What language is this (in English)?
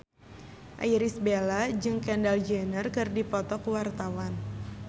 Sundanese